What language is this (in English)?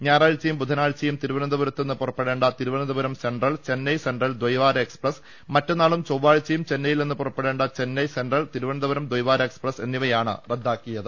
Malayalam